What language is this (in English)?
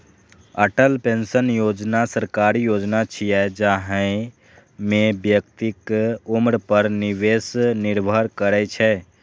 Maithili